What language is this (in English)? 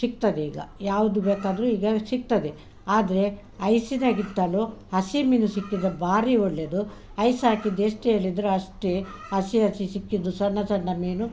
Kannada